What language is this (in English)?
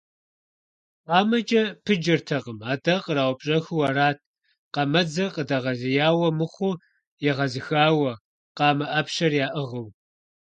Kabardian